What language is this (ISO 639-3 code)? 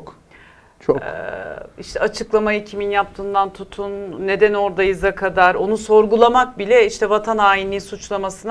tur